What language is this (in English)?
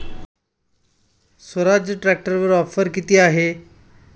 Marathi